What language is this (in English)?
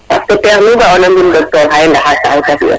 Serer